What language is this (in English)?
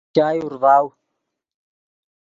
Yidgha